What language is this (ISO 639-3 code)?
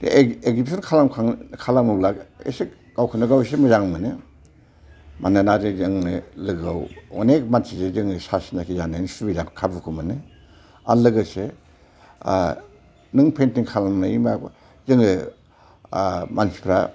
brx